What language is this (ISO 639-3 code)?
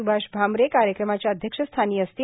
mar